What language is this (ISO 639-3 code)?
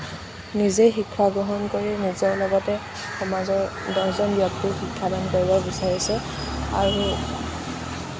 asm